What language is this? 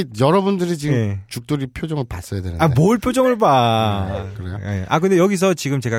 Korean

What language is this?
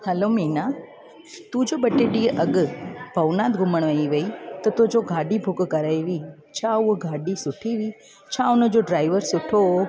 Sindhi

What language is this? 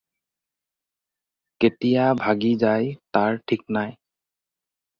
Assamese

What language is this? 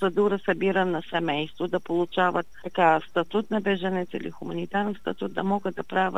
Bulgarian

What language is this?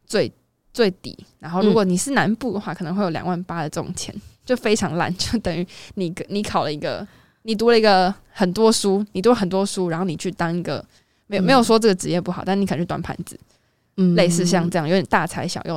Chinese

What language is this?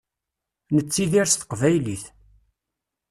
Kabyle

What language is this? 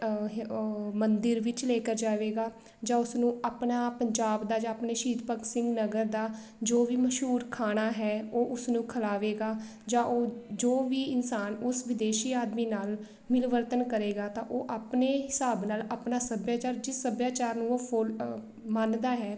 Punjabi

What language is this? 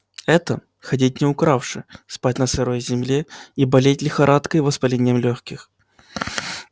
Russian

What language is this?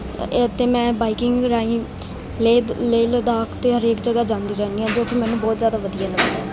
Punjabi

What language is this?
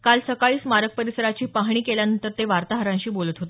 Marathi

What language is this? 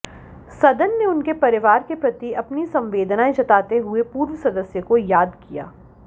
Hindi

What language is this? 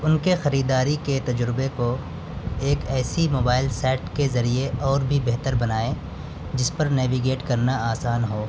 Urdu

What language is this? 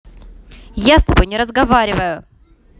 Russian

